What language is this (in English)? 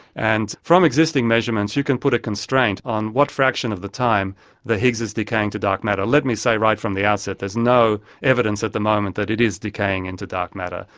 English